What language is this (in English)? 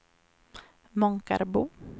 Swedish